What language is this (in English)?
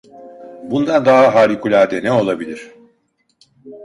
Turkish